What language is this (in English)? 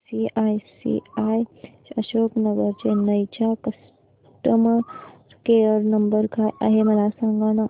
Marathi